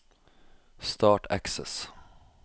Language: Norwegian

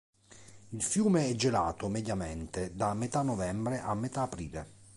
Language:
Italian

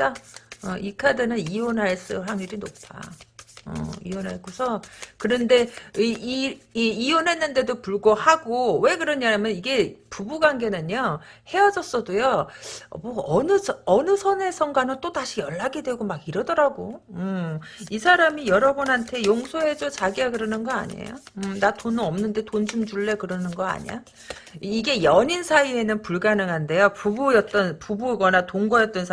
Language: Korean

